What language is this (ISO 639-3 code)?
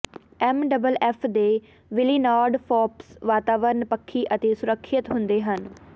pan